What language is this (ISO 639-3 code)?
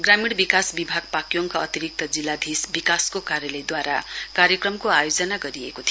nep